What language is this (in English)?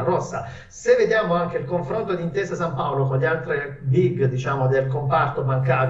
Italian